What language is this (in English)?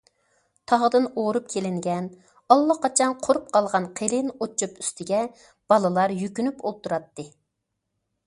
Uyghur